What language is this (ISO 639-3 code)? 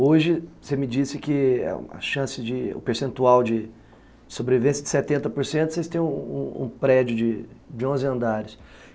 por